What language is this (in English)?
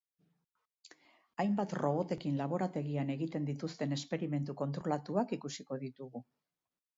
Basque